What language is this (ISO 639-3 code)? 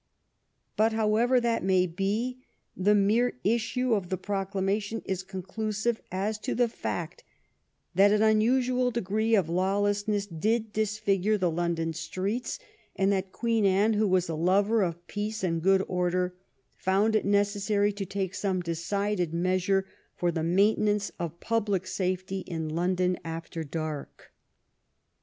eng